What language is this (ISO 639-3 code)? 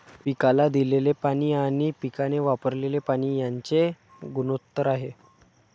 mar